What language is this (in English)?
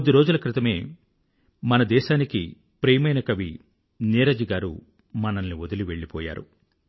Telugu